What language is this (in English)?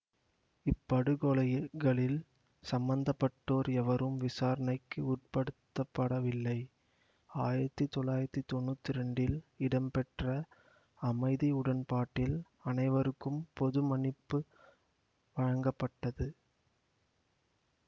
Tamil